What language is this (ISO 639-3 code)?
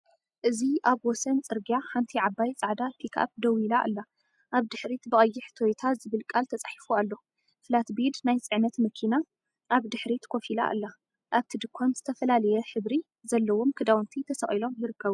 tir